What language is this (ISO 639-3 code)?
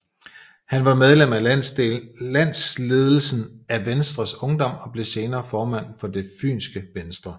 dan